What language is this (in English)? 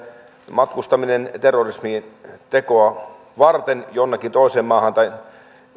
Finnish